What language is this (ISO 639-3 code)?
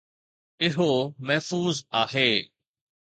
snd